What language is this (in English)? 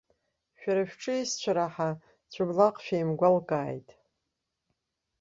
Abkhazian